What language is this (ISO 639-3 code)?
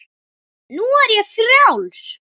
isl